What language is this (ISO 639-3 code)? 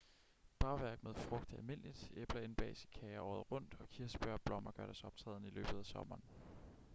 dan